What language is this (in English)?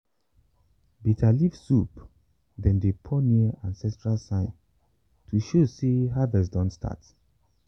Nigerian Pidgin